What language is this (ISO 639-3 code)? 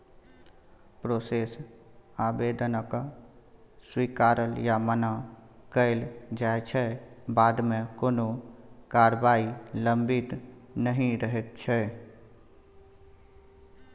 mai